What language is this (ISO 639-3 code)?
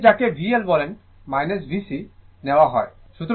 ben